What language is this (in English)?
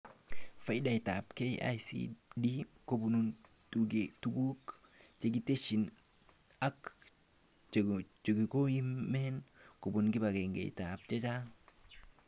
Kalenjin